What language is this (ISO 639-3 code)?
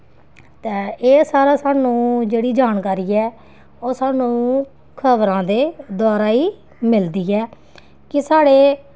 doi